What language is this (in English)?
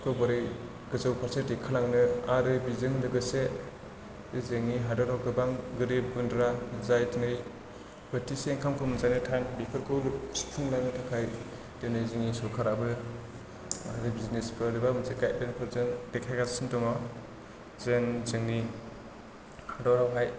Bodo